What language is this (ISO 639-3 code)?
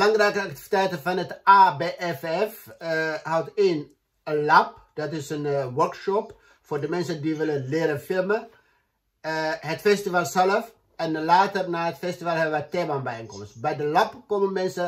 nld